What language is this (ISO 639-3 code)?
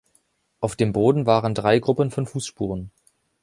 deu